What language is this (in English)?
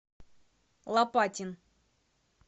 Russian